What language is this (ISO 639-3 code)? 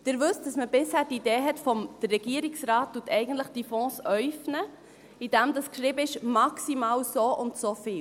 gsw